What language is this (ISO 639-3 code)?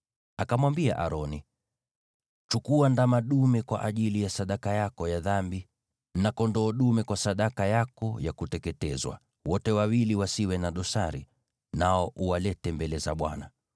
swa